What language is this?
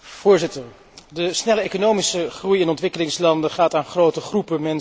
Dutch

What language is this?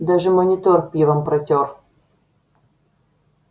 Russian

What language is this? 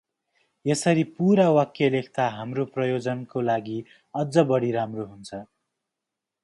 Nepali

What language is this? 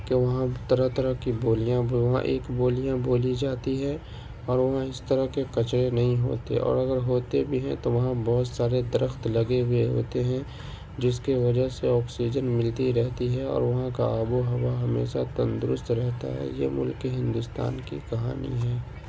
Urdu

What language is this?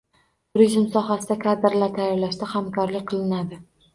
Uzbek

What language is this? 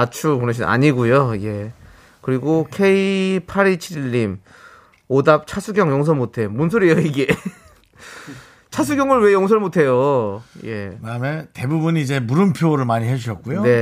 Korean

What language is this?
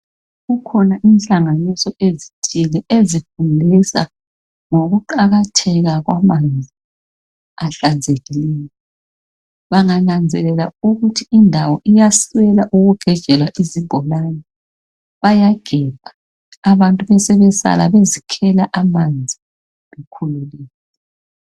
North Ndebele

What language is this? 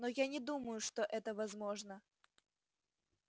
Russian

